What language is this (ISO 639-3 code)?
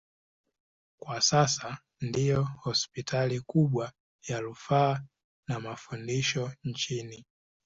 swa